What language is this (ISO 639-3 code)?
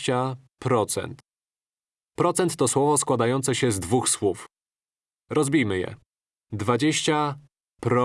pol